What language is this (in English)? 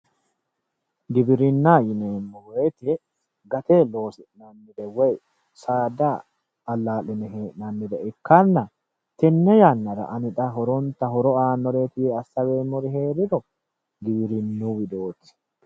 Sidamo